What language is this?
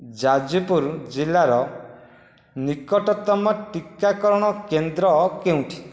Odia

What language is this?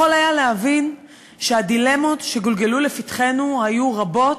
Hebrew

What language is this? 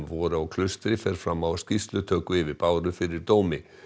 Icelandic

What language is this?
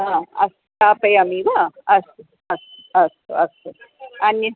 Sanskrit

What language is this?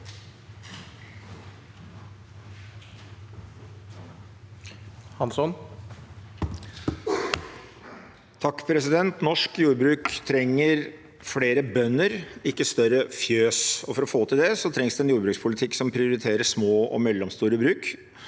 Norwegian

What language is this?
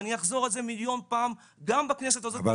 Hebrew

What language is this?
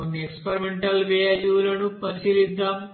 Telugu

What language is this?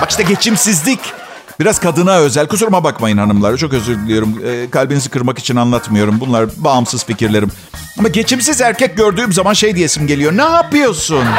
Turkish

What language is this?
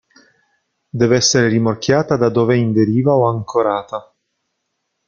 Italian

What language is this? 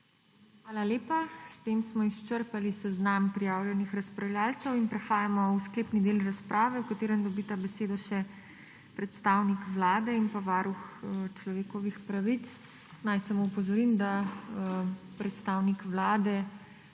Slovenian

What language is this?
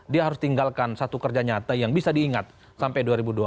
Indonesian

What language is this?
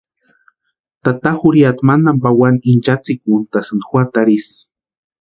Western Highland Purepecha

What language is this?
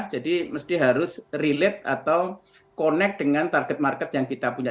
Indonesian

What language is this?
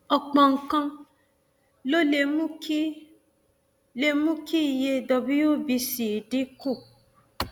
Yoruba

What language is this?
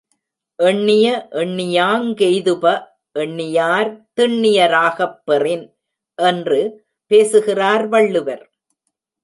Tamil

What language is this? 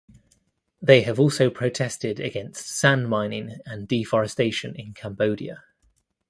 English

